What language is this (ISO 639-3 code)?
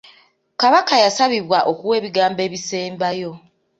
lug